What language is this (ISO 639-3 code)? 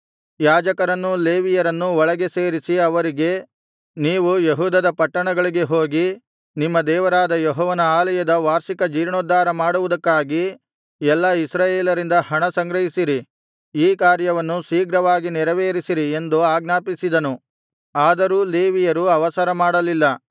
kan